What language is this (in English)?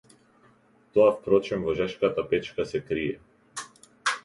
Macedonian